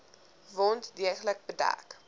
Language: Afrikaans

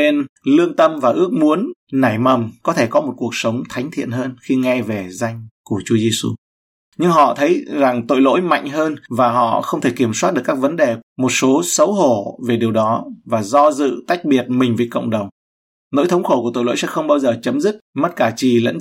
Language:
Vietnamese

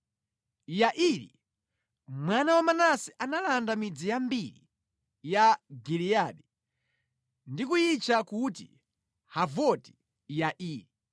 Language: Nyanja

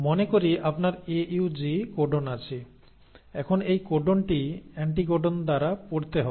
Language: Bangla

